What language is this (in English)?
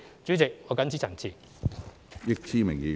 Cantonese